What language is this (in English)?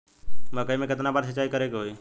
Bhojpuri